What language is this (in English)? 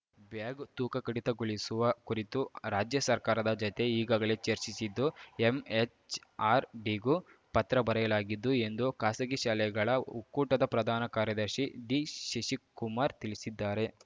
Kannada